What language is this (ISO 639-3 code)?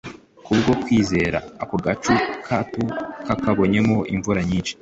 kin